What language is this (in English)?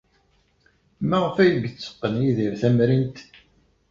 Kabyle